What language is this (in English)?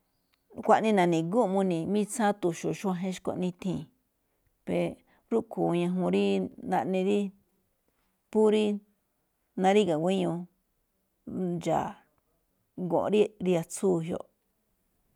Malinaltepec Me'phaa